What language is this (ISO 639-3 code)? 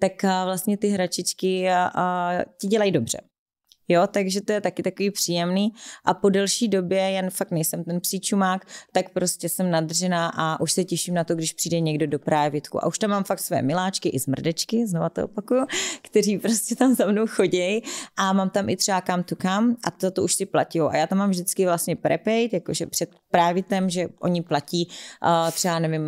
ces